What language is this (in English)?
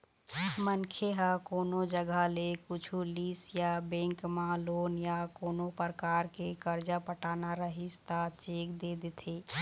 Chhattisgarhi